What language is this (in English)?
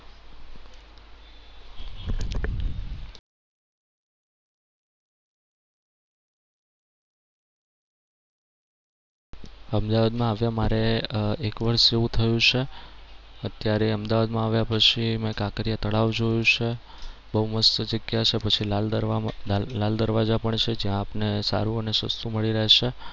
Gujarati